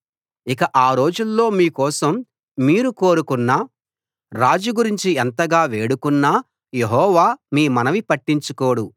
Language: Telugu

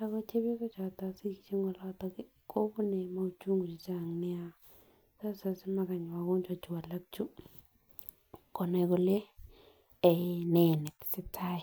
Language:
Kalenjin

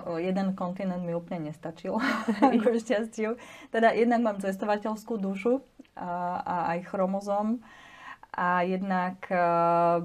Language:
Slovak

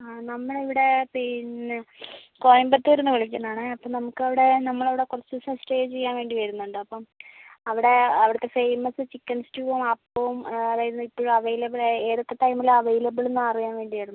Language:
Malayalam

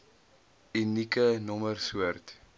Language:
Afrikaans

